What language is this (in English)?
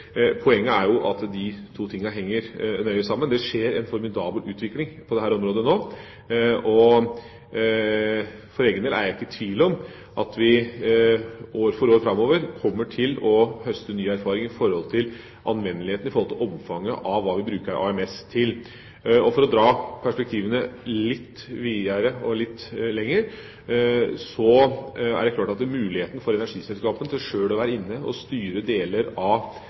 Norwegian Bokmål